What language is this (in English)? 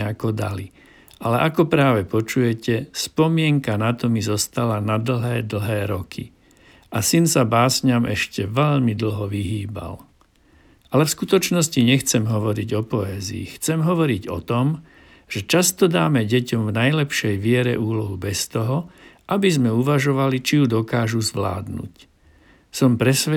Slovak